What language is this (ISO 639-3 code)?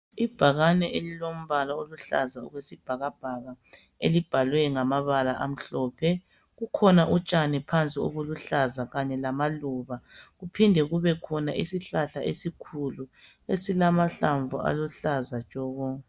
nde